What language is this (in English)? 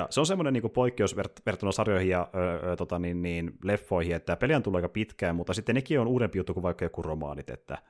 Finnish